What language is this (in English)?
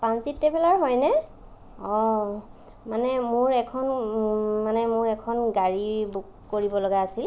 Assamese